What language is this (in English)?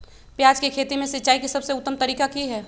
Magahi